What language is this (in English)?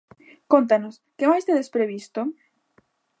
Galician